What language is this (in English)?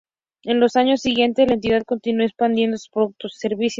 Spanish